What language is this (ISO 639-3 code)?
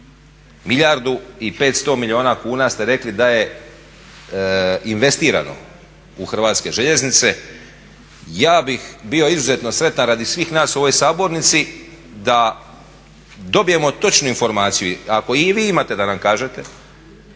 hrv